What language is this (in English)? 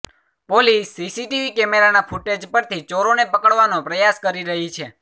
Gujarati